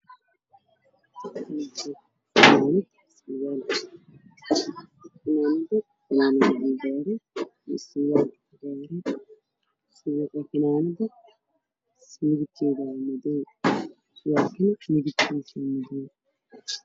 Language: Somali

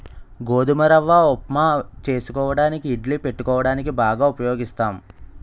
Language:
Telugu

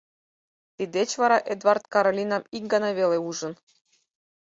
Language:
Mari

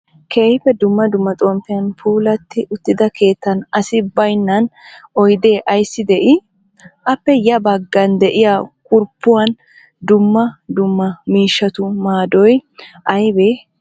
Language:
Wolaytta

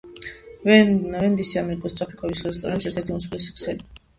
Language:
Georgian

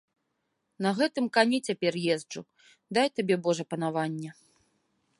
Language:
Belarusian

